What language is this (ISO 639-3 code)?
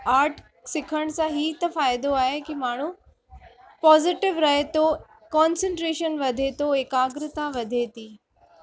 snd